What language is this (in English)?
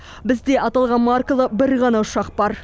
Kazakh